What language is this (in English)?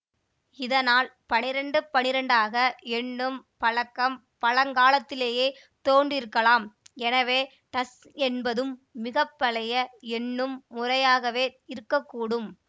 Tamil